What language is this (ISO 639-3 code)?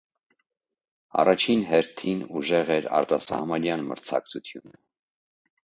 hye